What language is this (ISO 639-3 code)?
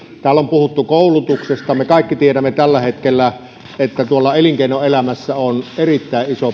fin